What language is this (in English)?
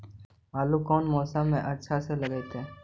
Magahi